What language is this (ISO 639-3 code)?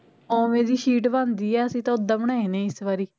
pan